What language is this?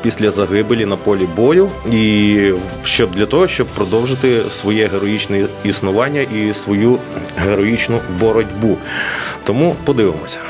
Ukrainian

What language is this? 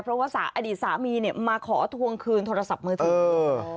Thai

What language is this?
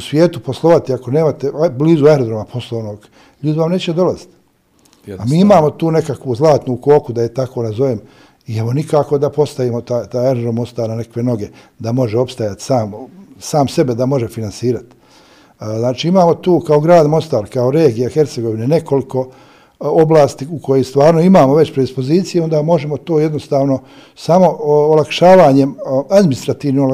Croatian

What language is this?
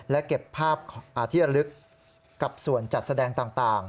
Thai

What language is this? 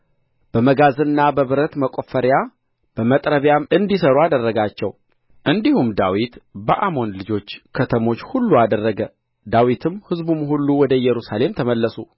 Amharic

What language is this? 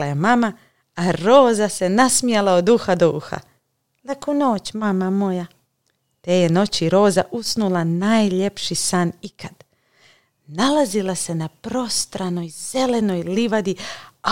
Croatian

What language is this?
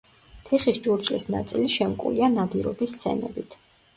Georgian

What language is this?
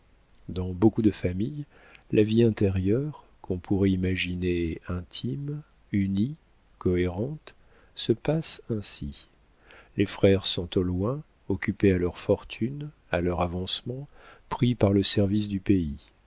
French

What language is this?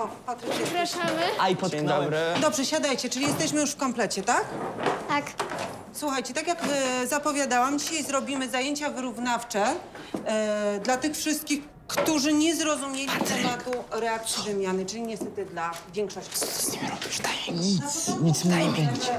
Polish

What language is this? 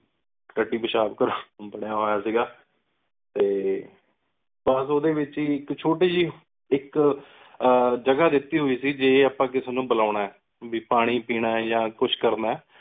Punjabi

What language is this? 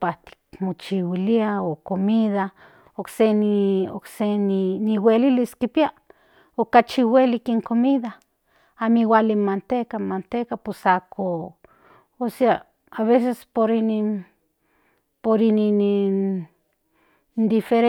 Central Nahuatl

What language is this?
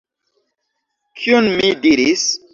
Esperanto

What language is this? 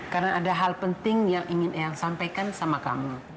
Indonesian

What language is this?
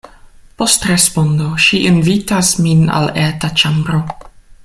Esperanto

